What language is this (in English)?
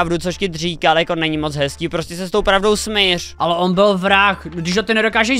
Czech